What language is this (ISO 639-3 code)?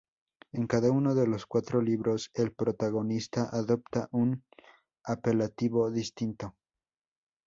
spa